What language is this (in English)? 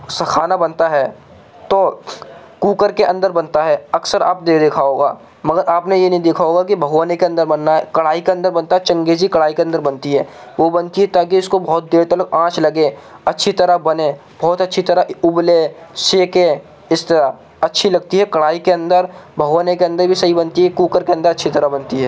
Urdu